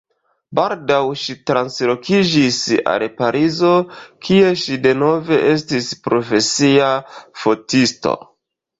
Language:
Esperanto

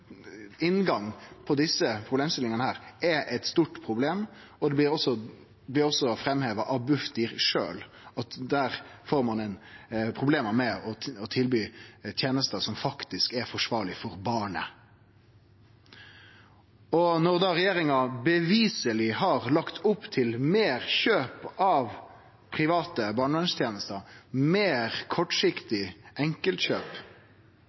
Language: Norwegian Nynorsk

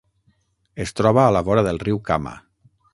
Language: Catalan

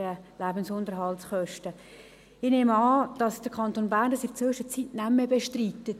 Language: Swiss German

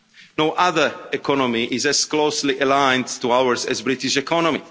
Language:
English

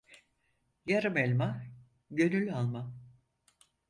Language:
Turkish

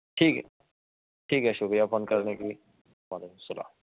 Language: Urdu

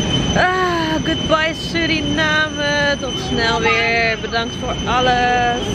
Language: Dutch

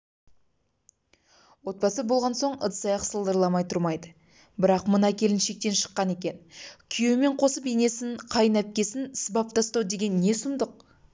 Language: Kazakh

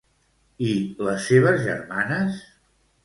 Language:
Catalan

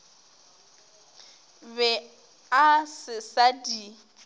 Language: Northern Sotho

